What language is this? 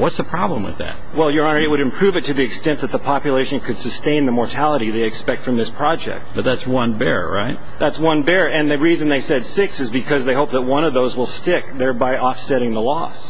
English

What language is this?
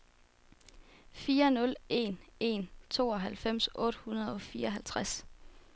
Danish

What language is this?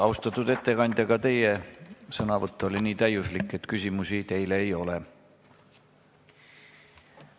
Estonian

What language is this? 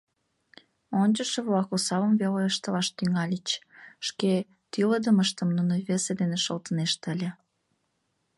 Mari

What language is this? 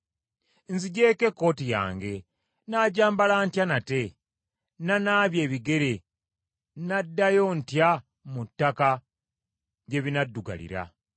Ganda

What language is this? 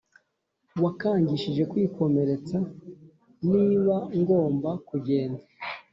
Kinyarwanda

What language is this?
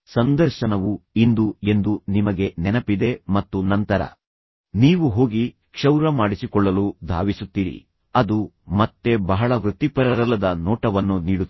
Kannada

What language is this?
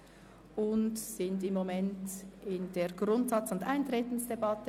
Swiss German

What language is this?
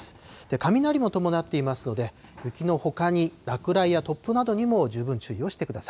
Japanese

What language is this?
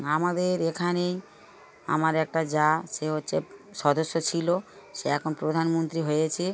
Bangla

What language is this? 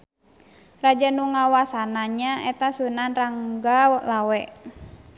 Sundanese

